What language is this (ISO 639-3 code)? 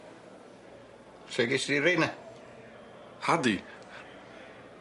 cym